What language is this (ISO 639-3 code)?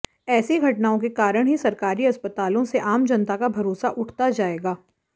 hin